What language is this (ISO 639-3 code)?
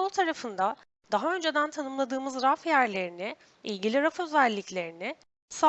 tur